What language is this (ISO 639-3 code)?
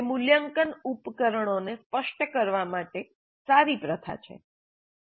guj